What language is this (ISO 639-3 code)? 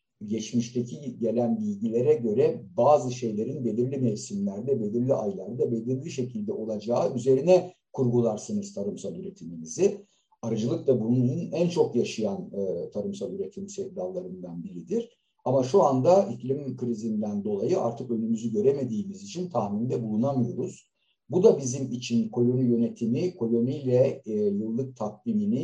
tur